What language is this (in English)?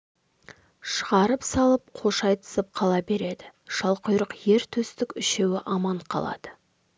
Kazakh